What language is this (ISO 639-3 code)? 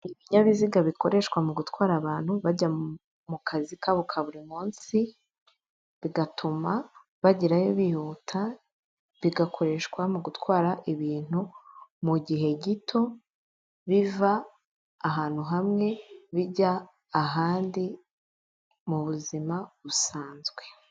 kin